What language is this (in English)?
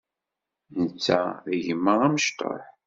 Kabyle